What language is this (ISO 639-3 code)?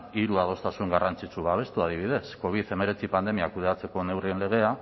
eus